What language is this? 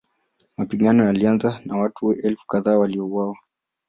Swahili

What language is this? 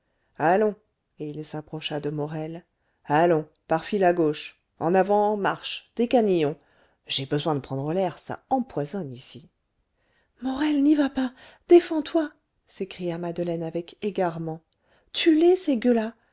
French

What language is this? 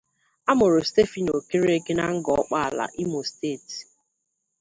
Igbo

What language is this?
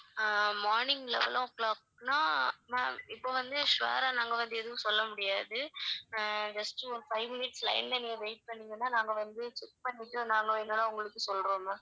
Tamil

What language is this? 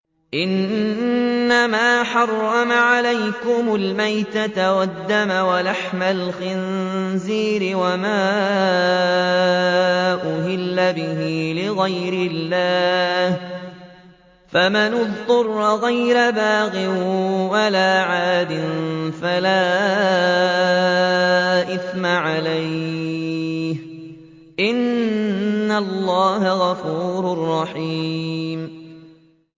Arabic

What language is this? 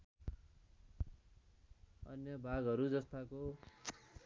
Nepali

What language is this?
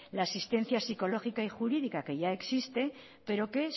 Spanish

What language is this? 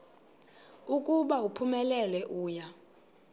Xhosa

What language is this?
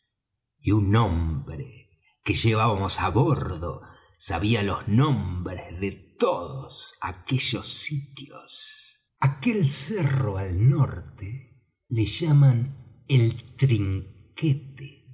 Spanish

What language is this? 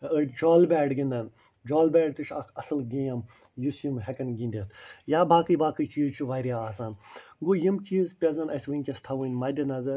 Kashmiri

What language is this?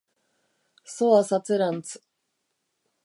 Basque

